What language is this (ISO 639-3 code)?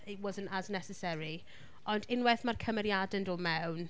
cym